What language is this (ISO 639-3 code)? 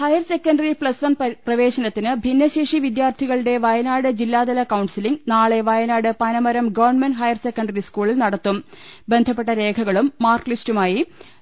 mal